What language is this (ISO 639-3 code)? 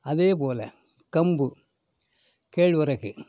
tam